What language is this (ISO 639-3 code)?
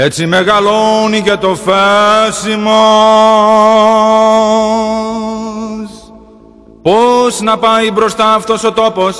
ell